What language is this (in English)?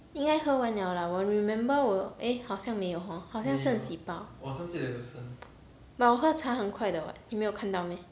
English